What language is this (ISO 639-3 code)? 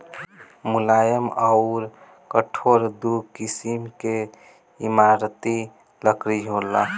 bho